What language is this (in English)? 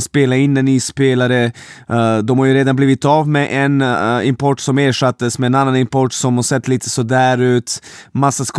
Swedish